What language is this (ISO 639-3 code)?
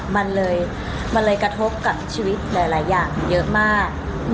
tha